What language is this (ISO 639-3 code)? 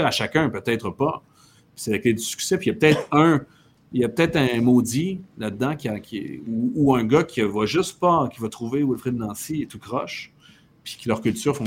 fra